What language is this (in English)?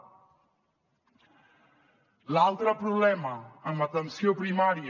Catalan